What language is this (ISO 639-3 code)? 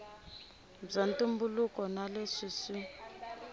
tso